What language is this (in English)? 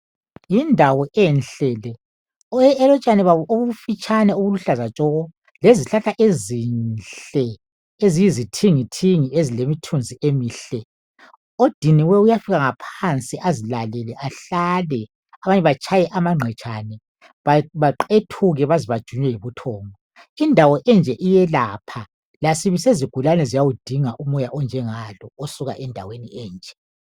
North Ndebele